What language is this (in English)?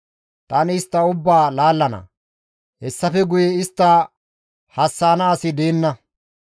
Gamo